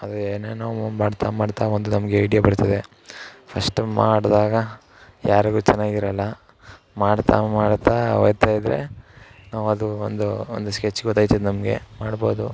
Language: Kannada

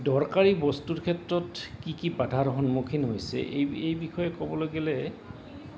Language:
Assamese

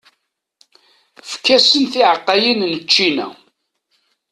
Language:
Kabyle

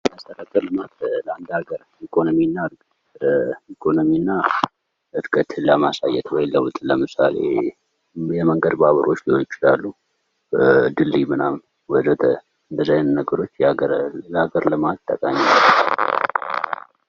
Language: Amharic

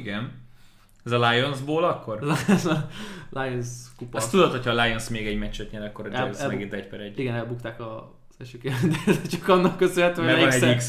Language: Hungarian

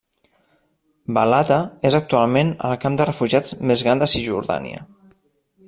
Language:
Catalan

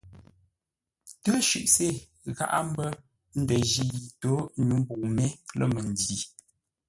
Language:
Ngombale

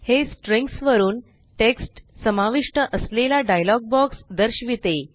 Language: Marathi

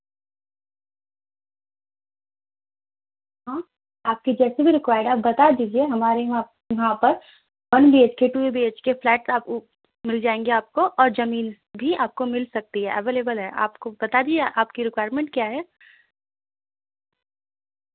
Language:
Urdu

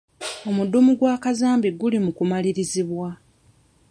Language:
Ganda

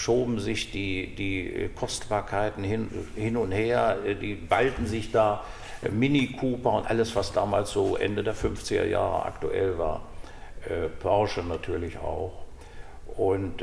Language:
German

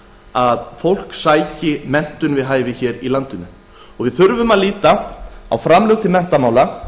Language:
Icelandic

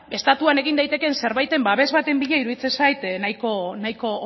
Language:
Basque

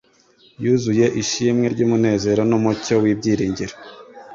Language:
Kinyarwanda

